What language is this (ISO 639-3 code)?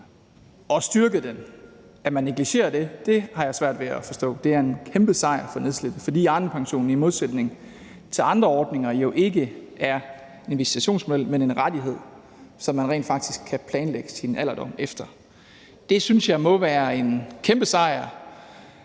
dan